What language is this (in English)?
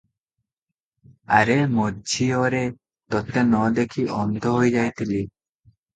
Odia